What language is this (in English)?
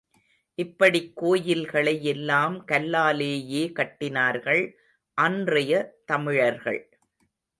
Tamil